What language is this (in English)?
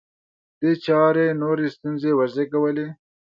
Pashto